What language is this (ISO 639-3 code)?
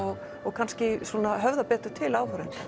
isl